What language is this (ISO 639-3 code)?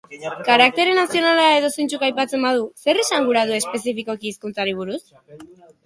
eus